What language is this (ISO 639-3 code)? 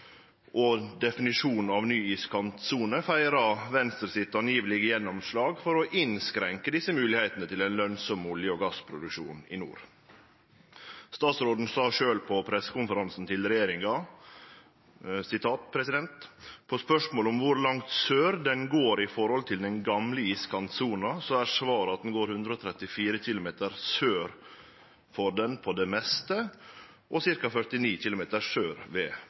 nno